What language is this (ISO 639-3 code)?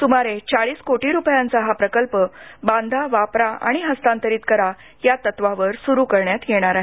mar